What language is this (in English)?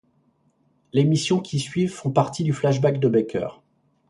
French